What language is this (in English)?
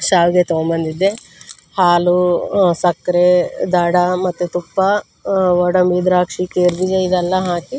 Kannada